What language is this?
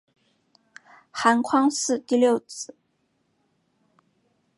Chinese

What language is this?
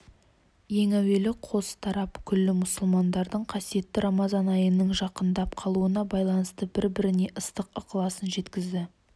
Kazakh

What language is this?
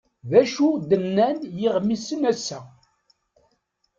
Kabyle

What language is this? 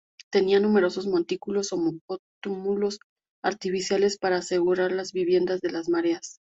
Spanish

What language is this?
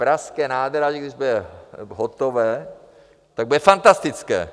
Czech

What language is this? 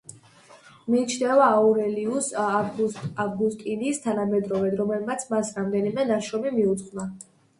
Georgian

